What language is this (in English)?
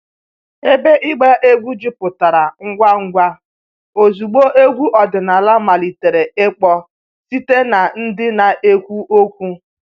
Igbo